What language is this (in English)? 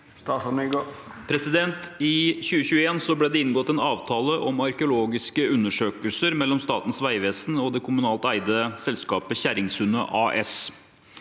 Norwegian